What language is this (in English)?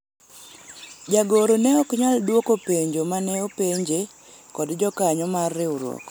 Luo (Kenya and Tanzania)